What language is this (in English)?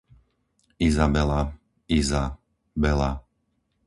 Slovak